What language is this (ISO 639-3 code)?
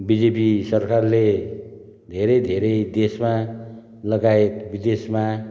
nep